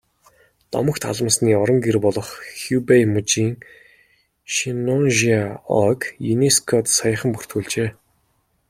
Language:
Mongolian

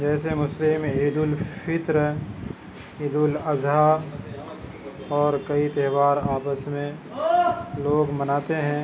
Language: Urdu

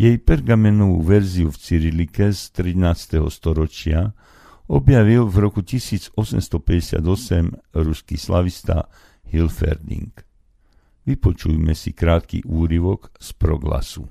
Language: Slovak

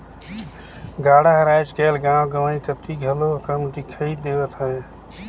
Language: Chhattisgarhi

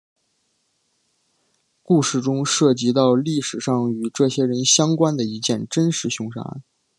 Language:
Chinese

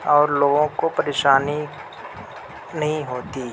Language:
Urdu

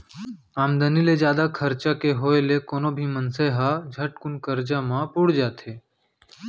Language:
Chhattisgarhi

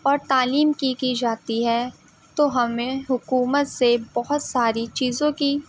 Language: Urdu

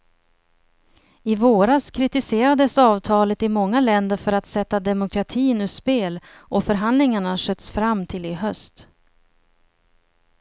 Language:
Swedish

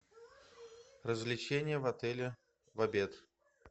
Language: Russian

